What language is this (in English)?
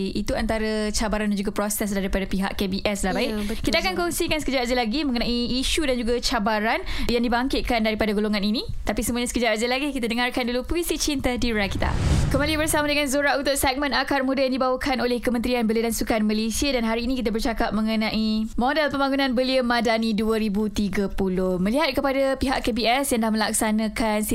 Malay